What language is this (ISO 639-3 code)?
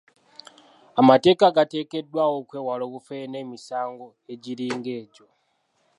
lug